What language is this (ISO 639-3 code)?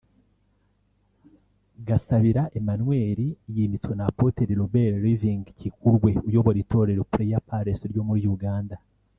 kin